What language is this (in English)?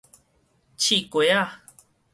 Min Nan Chinese